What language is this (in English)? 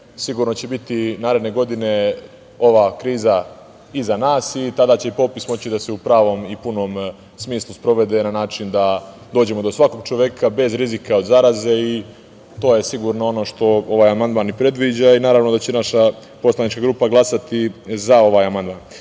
Serbian